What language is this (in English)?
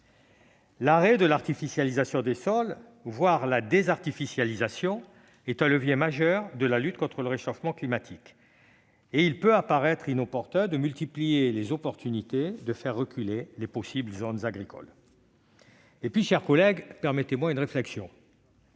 French